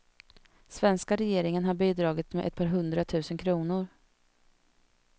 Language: Swedish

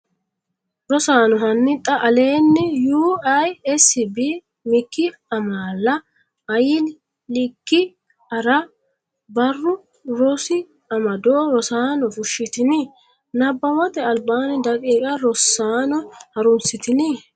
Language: Sidamo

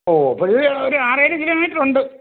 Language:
Malayalam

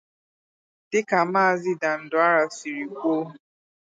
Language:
Igbo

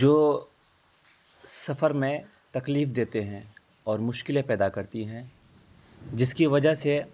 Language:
Urdu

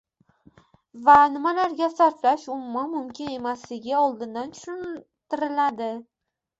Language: Uzbek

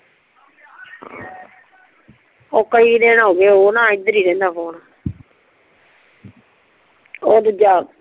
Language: Punjabi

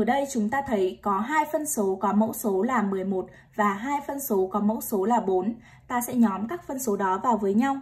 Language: Vietnamese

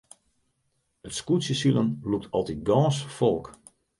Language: Western Frisian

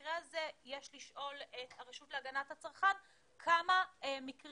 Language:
Hebrew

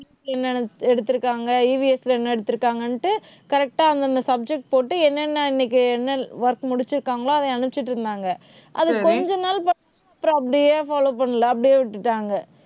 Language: Tamil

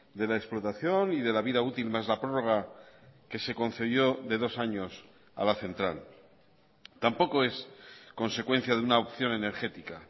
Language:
Spanish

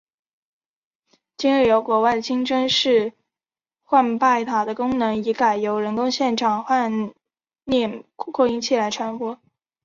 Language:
Chinese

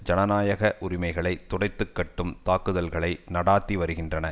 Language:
Tamil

